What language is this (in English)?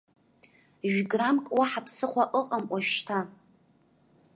Abkhazian